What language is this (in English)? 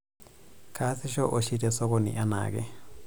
Masai